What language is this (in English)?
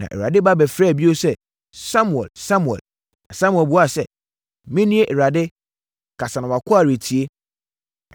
Akan